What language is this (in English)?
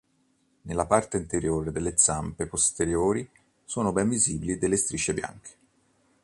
Italian